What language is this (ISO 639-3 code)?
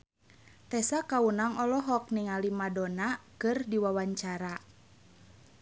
sun